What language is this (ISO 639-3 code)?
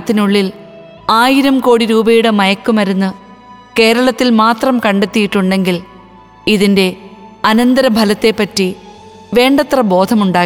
mal